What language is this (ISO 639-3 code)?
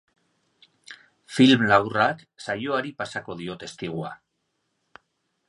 eus